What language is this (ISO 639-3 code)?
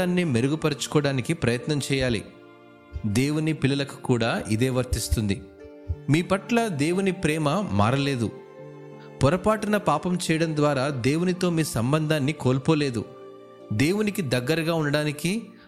tel